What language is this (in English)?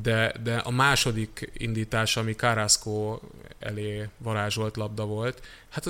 Hungarian